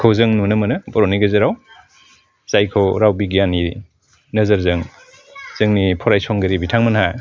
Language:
Bodo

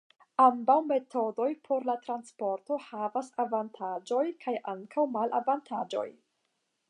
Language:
Esperanto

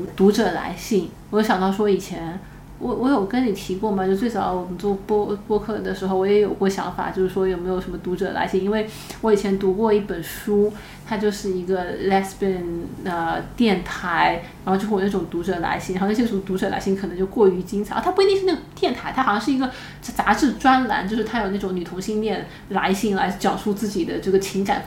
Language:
Chinese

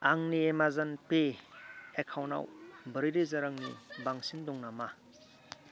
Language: Bodo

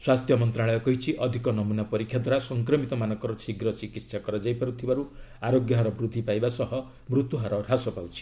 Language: Odia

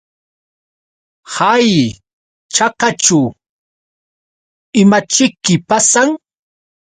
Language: Yauyos Quechua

